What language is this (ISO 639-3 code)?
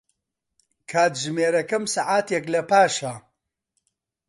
ckb